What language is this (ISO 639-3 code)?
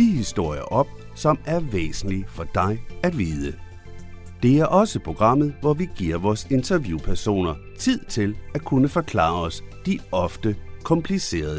dan